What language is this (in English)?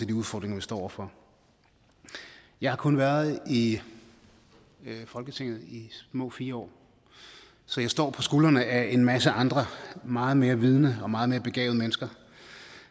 Danish